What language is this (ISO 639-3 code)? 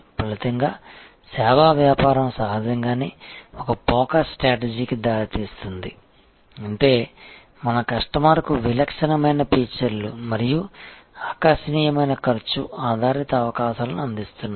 tel